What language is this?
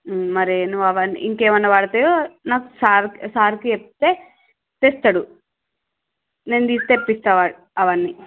Telugu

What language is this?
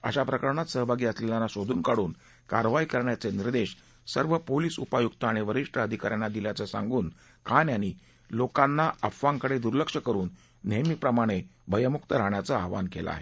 Marathi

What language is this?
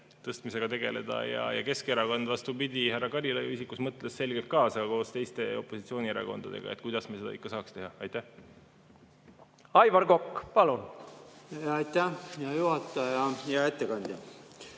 Estonian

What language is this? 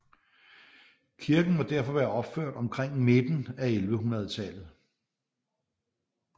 Danish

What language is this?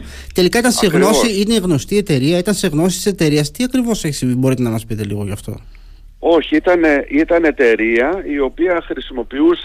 Greek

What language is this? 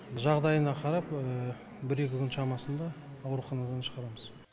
Kazakh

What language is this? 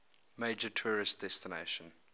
English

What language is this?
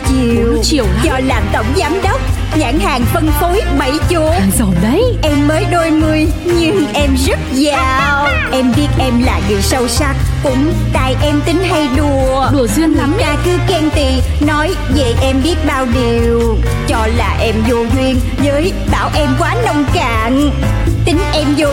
Vietnamese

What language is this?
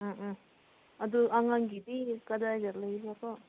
Manipuri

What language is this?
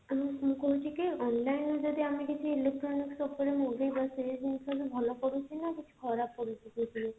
Odia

